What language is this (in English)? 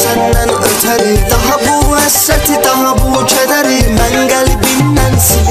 Arabic